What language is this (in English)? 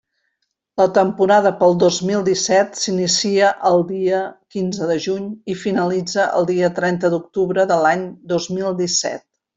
Catalan